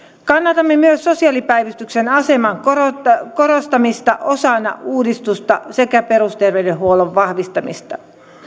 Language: Finnish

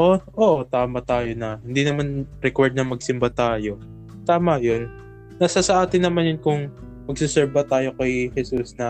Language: Filipino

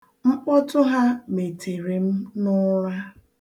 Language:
Igbo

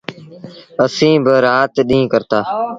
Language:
Sindhi Bhil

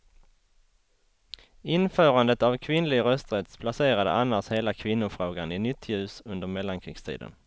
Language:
Swedish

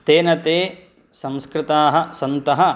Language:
Sanskrit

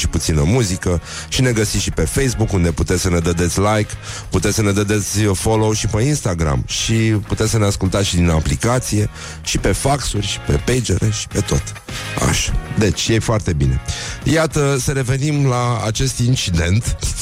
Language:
Romanian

